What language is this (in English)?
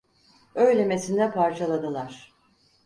Turkish